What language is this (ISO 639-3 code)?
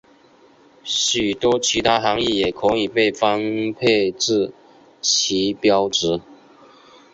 zho